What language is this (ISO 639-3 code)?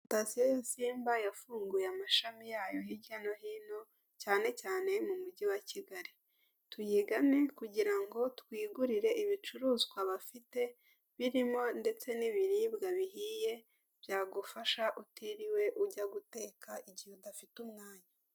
kin